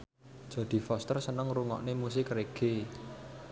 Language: Javanese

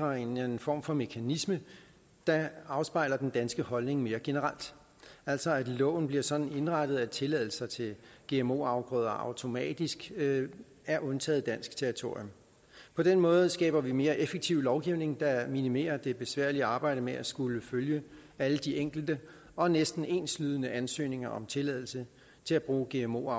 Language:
Danish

